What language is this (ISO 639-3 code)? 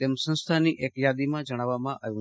guj